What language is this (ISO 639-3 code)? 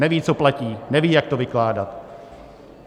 ces